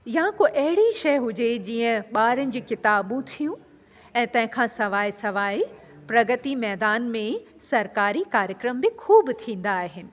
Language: Sindhi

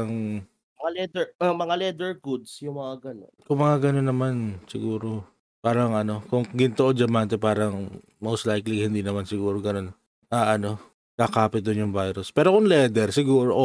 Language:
Filipino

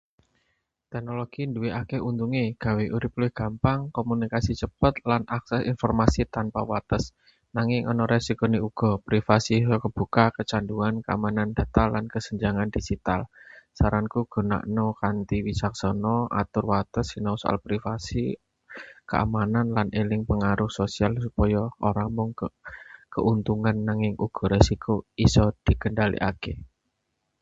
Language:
Javanese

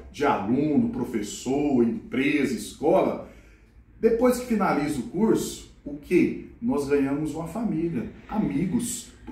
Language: Portuguese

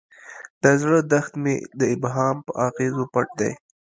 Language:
Pashto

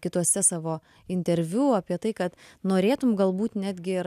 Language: Lithuanian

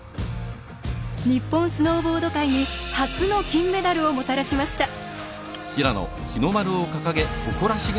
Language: Japanese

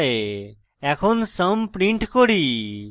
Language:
Bangla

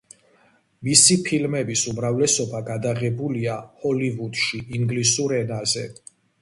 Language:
Georgian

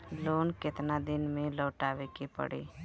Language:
Bhojpuri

